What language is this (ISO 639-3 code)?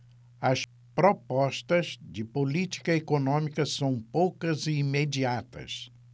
por